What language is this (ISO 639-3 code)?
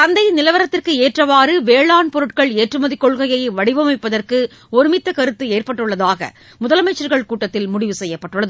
tam